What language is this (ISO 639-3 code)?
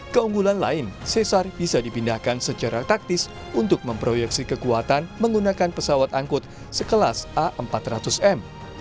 ind